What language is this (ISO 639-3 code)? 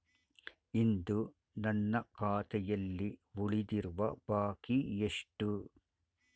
kan